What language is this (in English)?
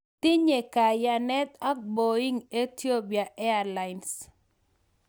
Kalenjin